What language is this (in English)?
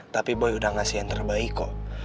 Indonesian